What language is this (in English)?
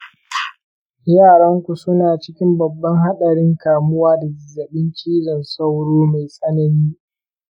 Hausa